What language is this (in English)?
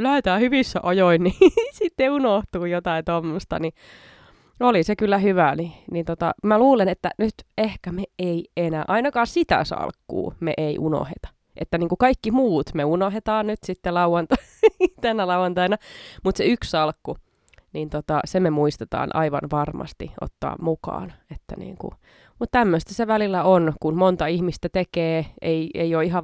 Finnish